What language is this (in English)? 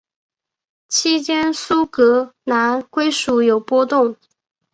Chinese